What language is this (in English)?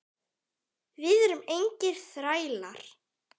Icelandic